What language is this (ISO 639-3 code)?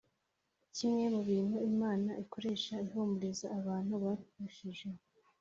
kin